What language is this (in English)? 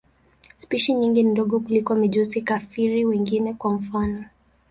Swahili